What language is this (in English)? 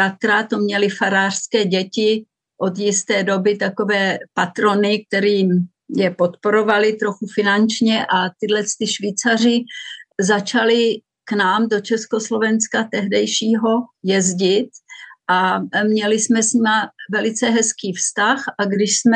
Czech